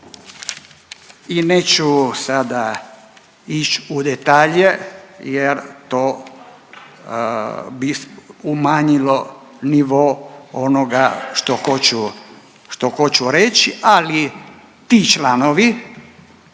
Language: Croatian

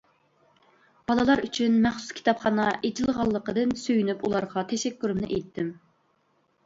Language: Uyghur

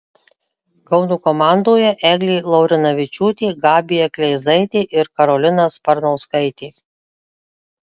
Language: Lithuanian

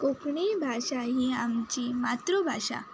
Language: Konkani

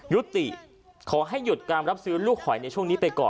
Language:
Thai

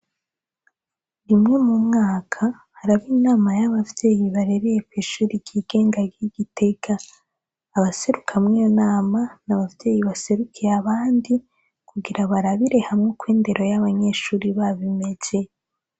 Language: Rundi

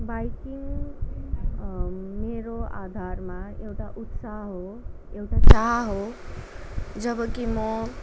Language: Nepali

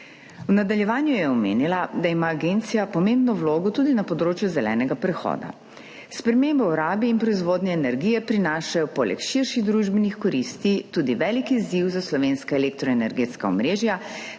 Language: Slovenian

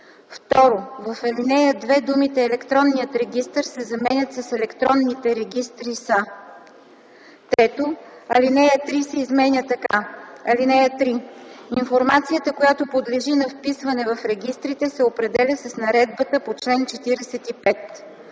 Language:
Bulgarian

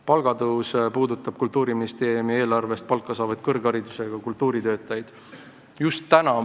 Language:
Estonian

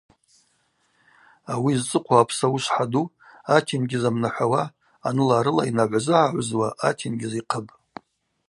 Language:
Abaza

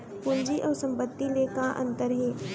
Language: Chhattisgarhi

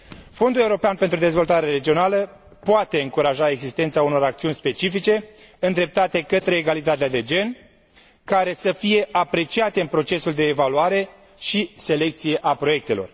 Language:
Romanian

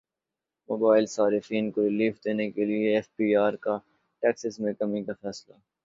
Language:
Urdu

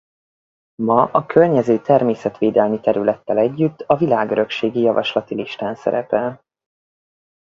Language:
Hungarian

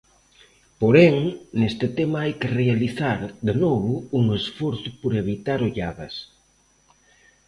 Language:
Galician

